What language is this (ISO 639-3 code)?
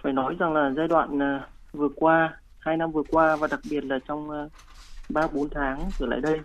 vie